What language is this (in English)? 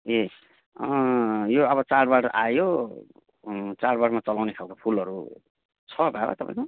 Nepali